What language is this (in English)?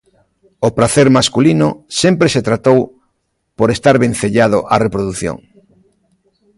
Galician